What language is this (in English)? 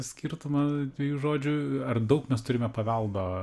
Lithuanian